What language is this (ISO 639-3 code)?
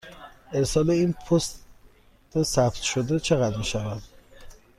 fas